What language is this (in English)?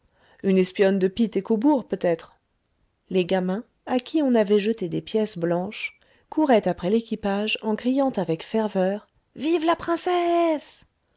French